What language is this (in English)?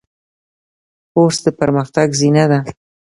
Pashto